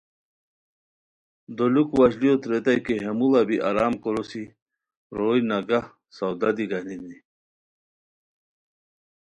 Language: Khowar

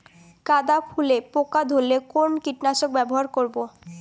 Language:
Bangla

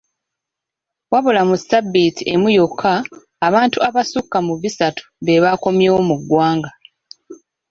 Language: Ganda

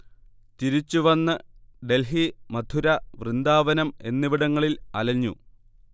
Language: Malayalam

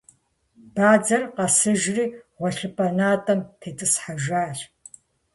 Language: Kabardian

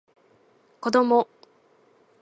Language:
Japanese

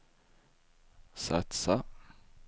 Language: Swedish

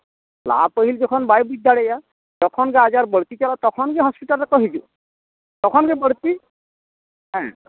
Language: Santali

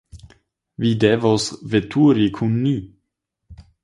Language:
Esperanto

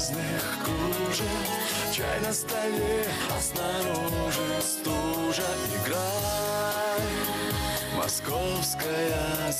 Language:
Latvian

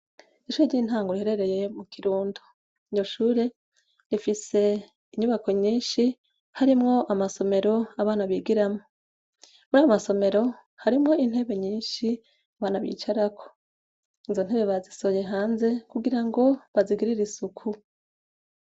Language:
Rundi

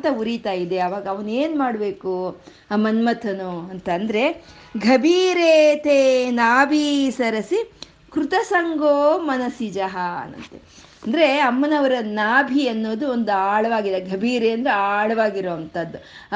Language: Kannada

